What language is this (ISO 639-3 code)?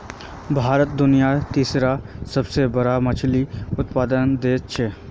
mag